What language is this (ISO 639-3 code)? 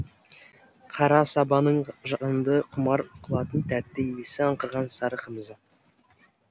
kaz